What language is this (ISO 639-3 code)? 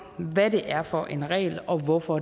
dan